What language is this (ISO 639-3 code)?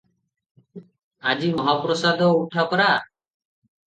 ori